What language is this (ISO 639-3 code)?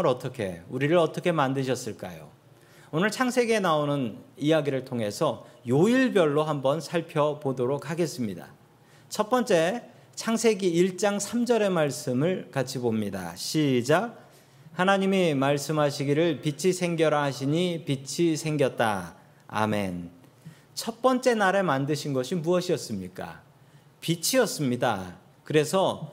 kor